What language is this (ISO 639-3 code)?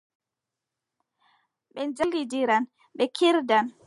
fub